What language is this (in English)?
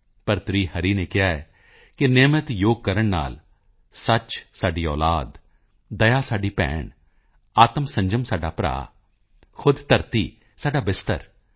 Punjabi